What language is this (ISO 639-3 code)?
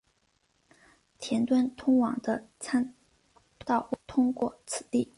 zho